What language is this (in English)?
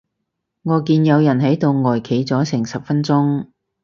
Cantonese